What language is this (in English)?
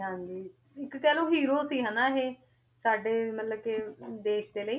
Punjabi